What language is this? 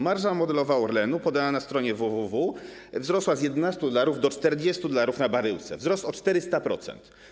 Polish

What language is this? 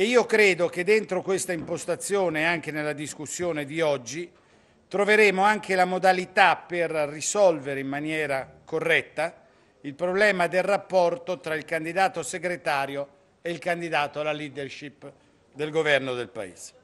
Italian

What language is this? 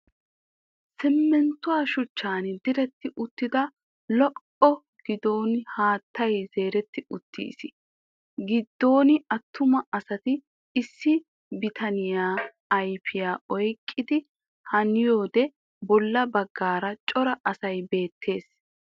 Wolaytta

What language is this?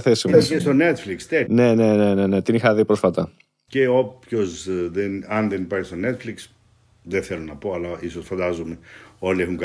Greek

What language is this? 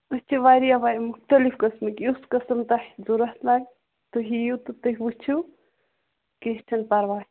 Kashmiri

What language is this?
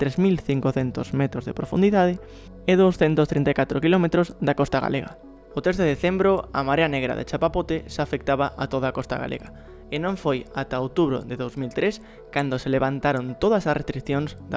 Spanish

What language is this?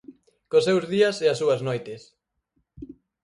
Galician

